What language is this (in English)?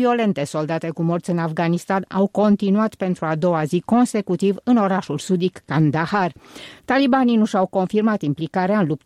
Romanian